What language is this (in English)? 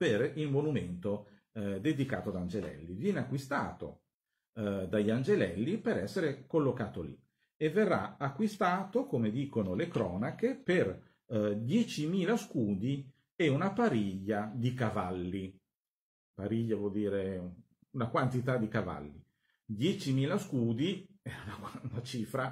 Italian